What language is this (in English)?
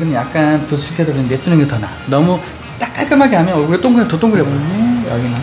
Korean